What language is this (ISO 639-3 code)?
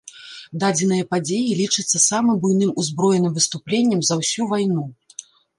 bel